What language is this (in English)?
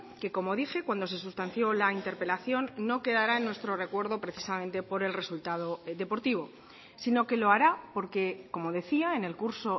Spanish